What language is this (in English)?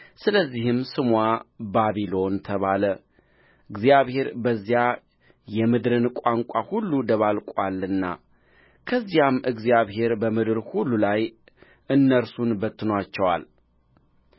Amharic